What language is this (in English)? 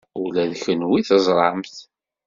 Kabyle